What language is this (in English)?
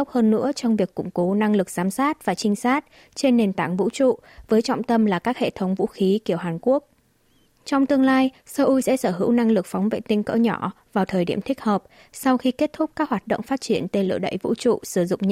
Vietnamese